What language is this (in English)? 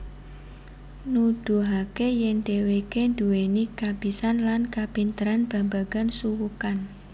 Javanese